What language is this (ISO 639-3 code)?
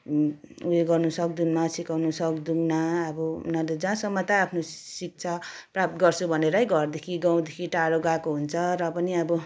nep